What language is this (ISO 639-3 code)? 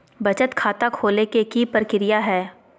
mag